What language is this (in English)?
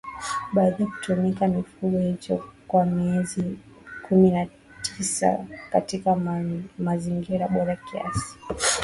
Swahili